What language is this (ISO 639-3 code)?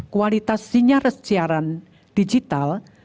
ind